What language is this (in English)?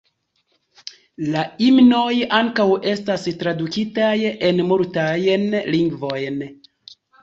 Esperanto